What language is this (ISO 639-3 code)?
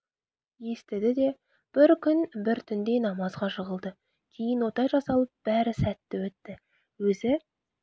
kaz